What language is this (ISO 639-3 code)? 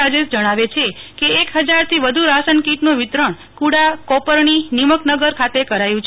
guj